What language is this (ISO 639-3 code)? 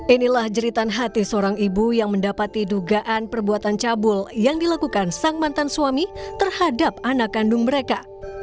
ind